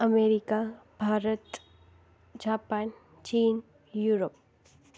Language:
Sindhi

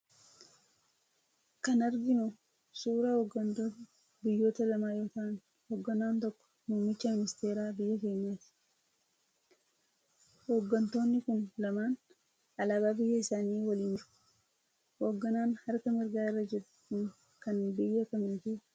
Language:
Oromo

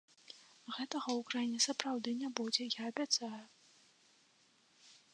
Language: Belarusian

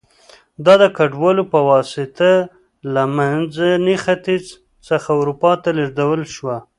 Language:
Pashto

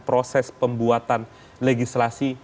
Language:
Indonesian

